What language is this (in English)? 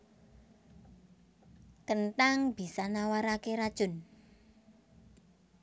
Javanese